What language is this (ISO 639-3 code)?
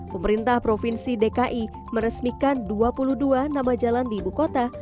ind